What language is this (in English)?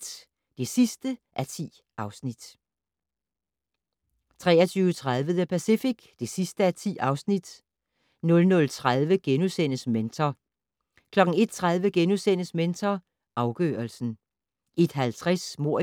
Danish